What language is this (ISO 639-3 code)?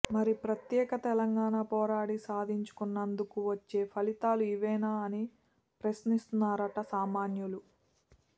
tel